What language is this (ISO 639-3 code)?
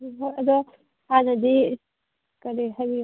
mni